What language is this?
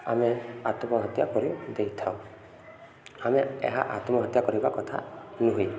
Odia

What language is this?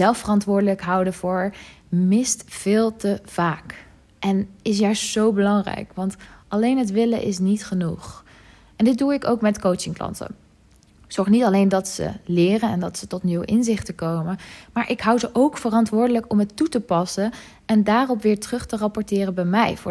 Dutch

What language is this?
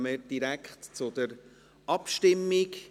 Swiss German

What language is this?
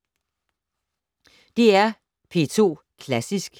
Danish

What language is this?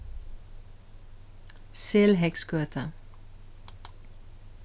Faroese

